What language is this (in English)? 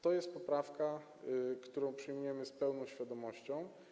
Polish